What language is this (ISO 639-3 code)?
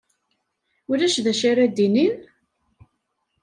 kab